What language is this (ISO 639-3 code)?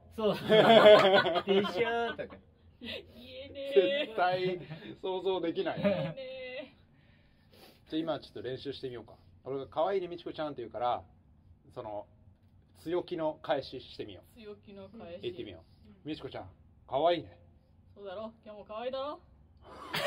jpn